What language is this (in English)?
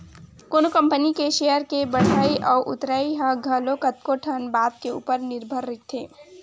Chhattisgarhi